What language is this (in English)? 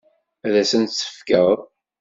Kabyle